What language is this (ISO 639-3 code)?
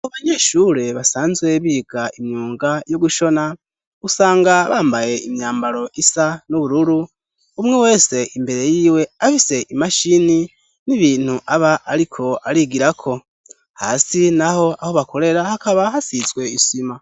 run